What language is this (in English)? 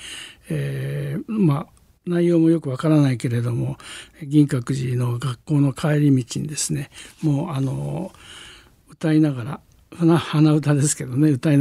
Japanese